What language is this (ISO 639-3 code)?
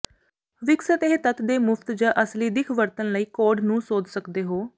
pan